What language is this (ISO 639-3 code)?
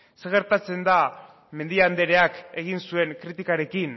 eus